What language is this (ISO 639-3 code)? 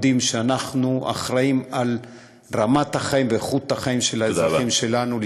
heb